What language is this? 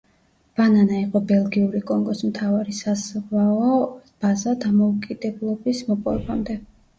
Georgian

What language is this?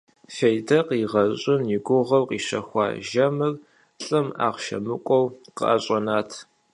Kabardian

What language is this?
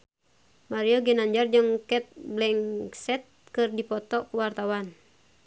Sundanese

